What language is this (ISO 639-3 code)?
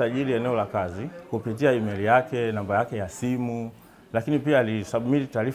swa